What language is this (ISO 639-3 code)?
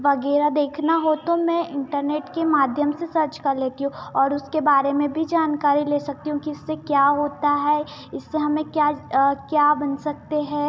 hin